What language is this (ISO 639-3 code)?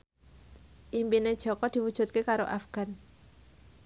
jav